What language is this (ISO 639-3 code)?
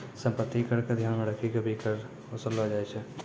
mai